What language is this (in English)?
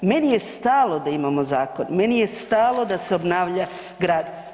Croatian